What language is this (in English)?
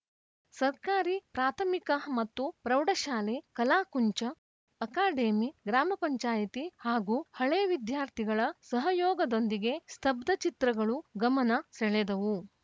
Kannada